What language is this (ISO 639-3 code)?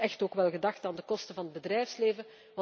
nld